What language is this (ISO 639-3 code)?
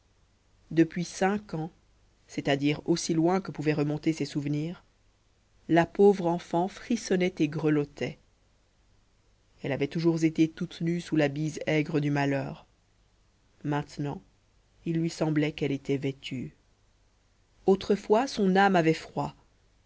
fra